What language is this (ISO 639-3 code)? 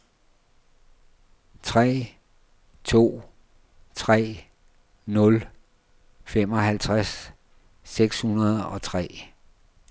dan